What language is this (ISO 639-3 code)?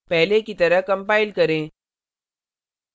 hin